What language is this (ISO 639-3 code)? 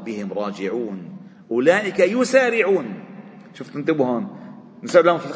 ara